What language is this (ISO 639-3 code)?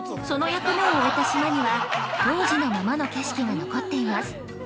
jpn